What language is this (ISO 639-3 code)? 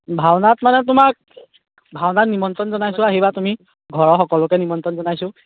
asm